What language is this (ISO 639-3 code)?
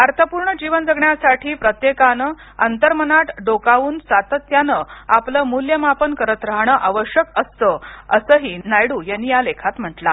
mar